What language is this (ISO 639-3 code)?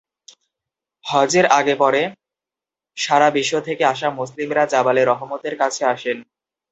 ben